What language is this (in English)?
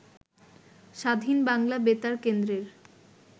Bangla